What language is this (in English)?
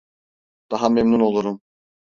Turkish